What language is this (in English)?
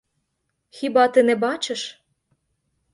Ukrainian